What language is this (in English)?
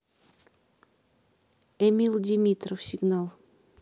Russian